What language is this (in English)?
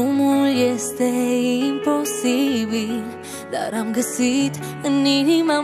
Romanian